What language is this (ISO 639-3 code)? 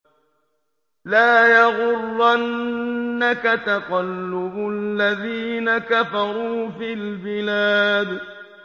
ara